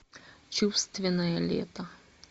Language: Russian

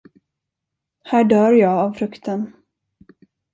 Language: Swedish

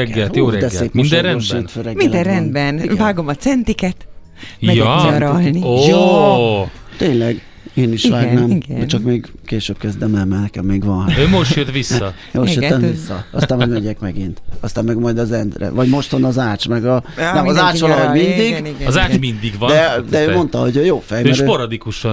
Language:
Hungarian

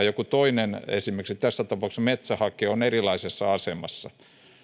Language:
Finnish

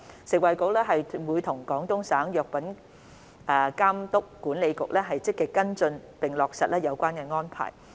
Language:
Cantonese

